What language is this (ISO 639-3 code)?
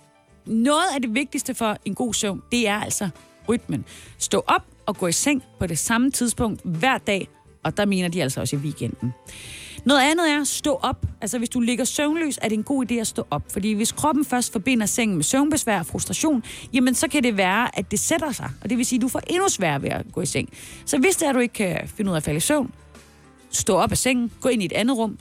dan